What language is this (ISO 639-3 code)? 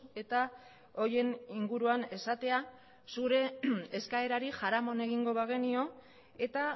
eus